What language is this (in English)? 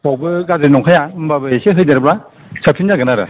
Bodo